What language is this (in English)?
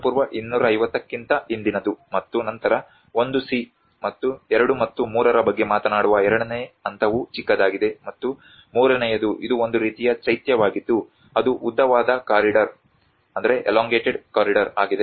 Kannada